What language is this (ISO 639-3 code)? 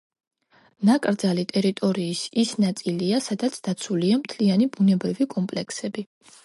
kat